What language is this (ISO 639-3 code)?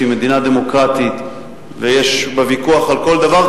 heb